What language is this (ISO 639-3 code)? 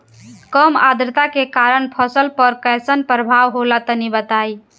bho